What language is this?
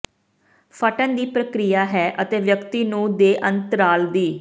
Punjabi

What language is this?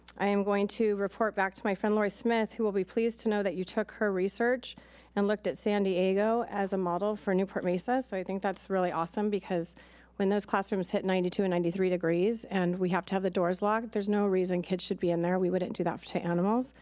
English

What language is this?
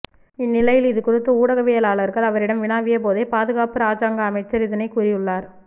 Tamil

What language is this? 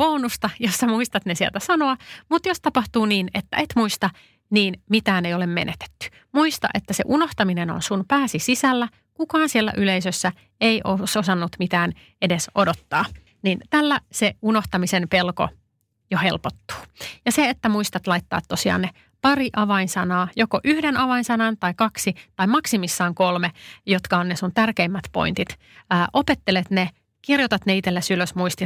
Finnish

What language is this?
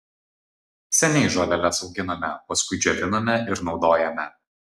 Lithuanian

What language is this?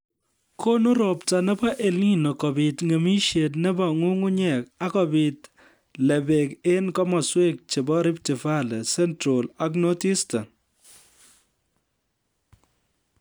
Kalenjin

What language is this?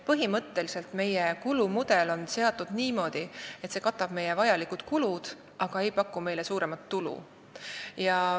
Estonian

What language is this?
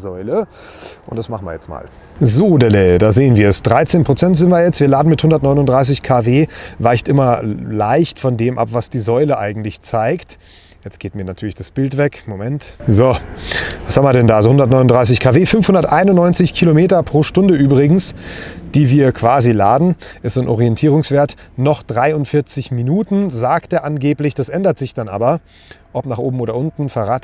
German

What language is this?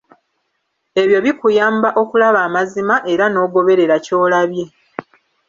Ganda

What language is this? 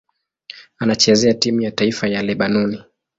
Swahili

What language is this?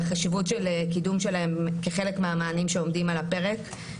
Hebrew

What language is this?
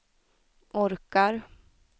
Swedish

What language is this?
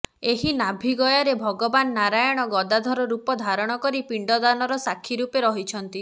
Odia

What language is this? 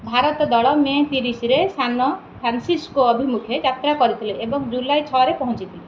Odia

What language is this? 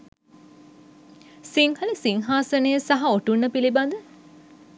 Sinhala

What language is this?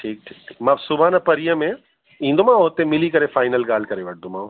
Sindhi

